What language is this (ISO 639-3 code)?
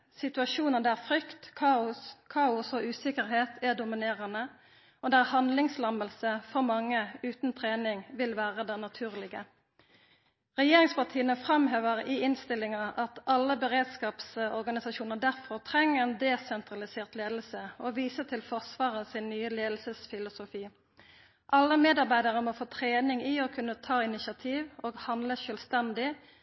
nno